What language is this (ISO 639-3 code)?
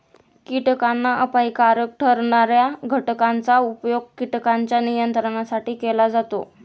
mar